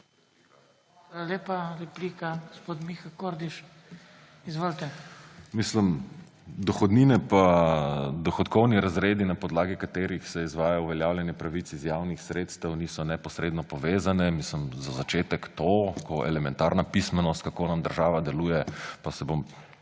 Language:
Slovenian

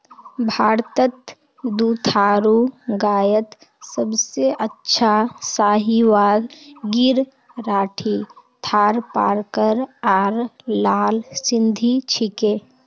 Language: Magahi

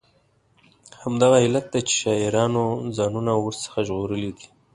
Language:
Pashto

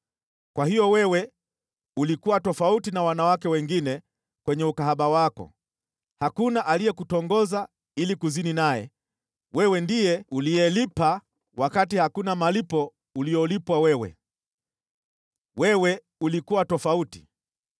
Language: Swahili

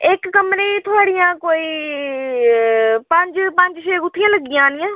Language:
Dogri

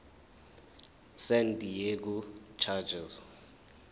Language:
Zulu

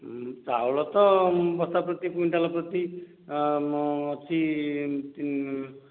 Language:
Odia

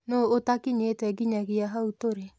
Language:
Kikuyu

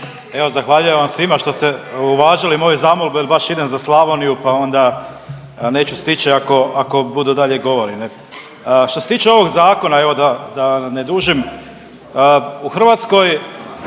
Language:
Croatian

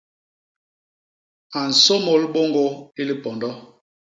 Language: Basaa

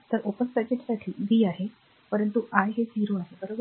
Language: Marathi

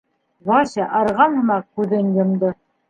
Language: Bashkir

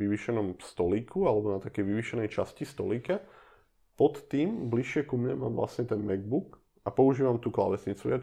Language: Czech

